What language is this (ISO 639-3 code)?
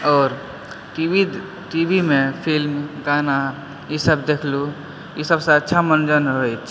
mai